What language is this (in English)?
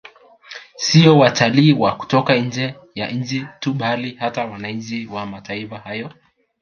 Swahili